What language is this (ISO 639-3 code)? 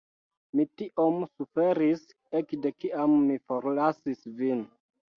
epo